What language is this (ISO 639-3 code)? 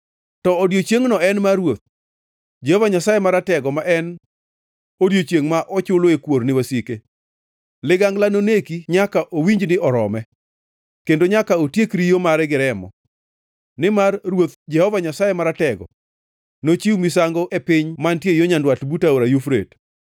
luo